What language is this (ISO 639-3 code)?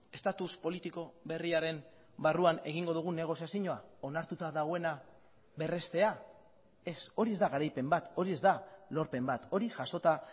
eus